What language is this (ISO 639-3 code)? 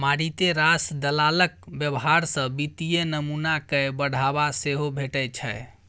mai